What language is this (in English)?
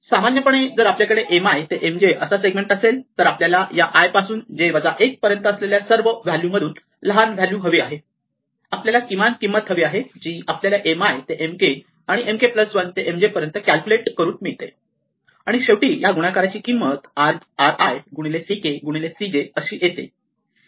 Marathi